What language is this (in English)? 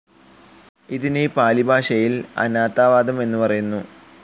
Malayalam